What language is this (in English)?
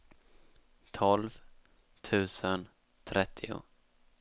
Swedish